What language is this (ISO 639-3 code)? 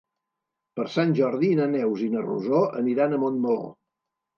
cat